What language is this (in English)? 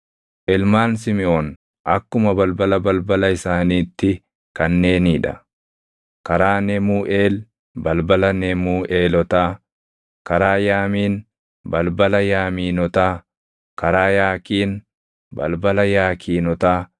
Oromo